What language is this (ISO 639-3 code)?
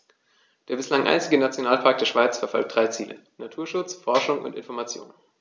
deu